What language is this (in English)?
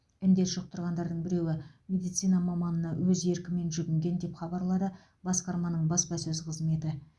Kazakh